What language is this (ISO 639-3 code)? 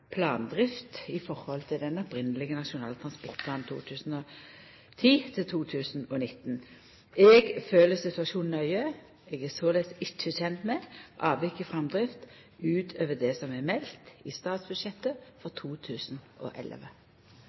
nno